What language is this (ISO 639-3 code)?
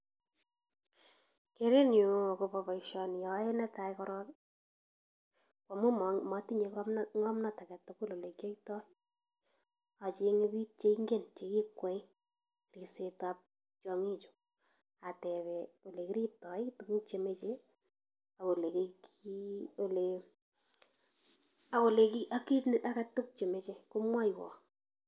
kln